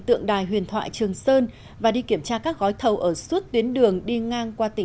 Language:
Vietnamese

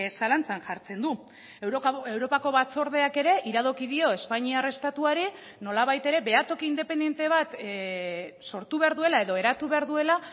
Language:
Basque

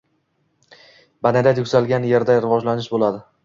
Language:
Uzbek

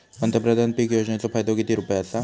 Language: Marathi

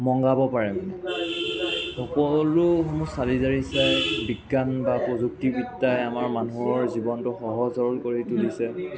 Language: Assamese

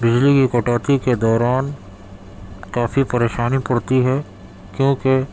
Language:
Urdu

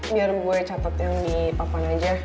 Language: Indonesian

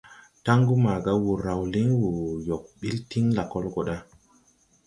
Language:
Tupuri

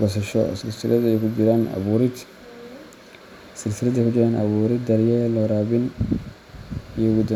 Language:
Somali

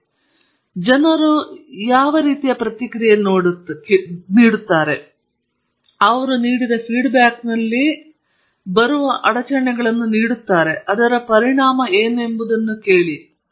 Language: Kannada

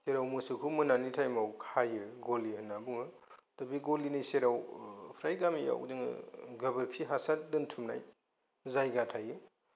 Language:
Bodo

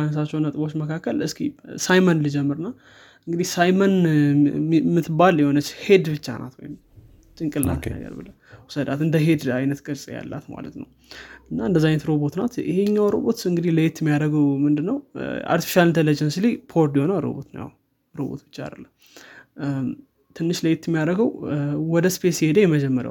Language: Amharic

